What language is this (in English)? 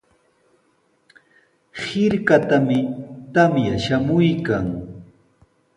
Sihuas Ancash Quechua